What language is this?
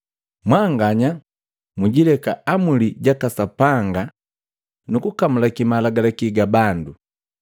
Matengo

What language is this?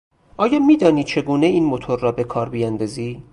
Persian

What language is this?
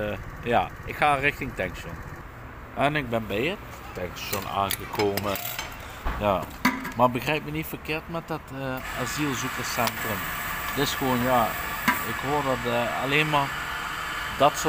Dutch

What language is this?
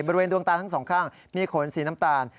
Thai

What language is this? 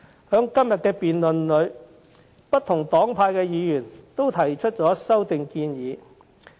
Cantonese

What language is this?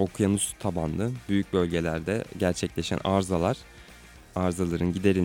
Turkish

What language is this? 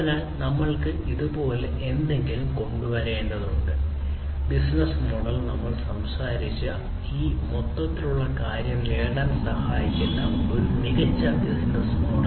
Malayalam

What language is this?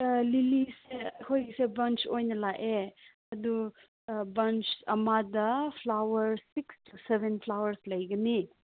Manipuri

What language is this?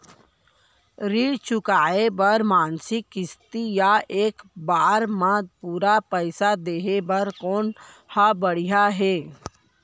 Chhattisgarhi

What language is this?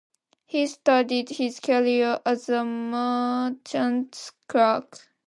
English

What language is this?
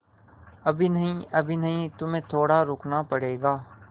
Hindi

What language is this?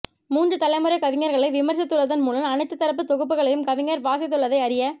Tamil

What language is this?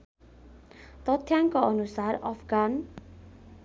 Nepali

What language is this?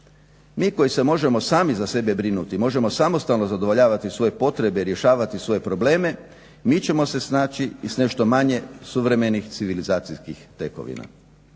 Croatian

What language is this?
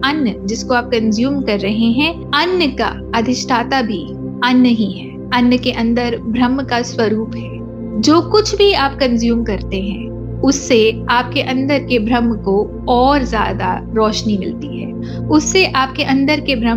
Hindi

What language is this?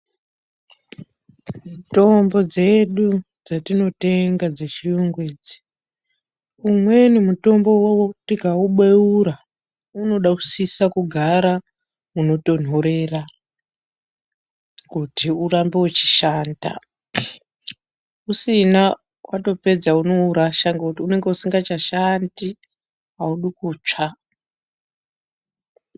Ndau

